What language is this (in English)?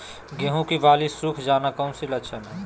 Magahi